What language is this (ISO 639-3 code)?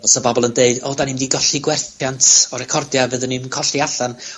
cym